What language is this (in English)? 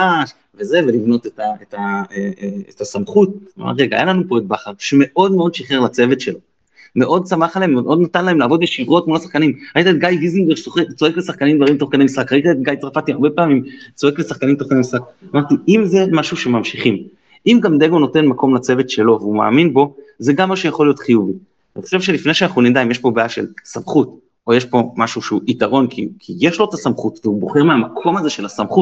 Hebrew